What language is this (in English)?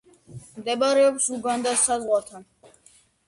Georgian